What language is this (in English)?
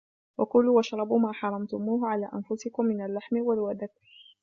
Arabic